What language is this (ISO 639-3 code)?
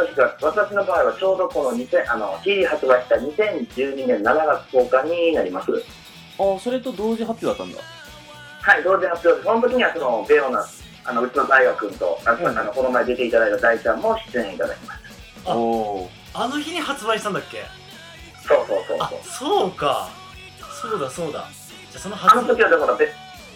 jpn